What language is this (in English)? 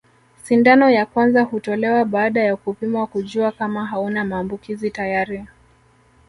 Swahili